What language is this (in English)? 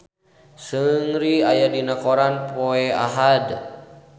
Sundanese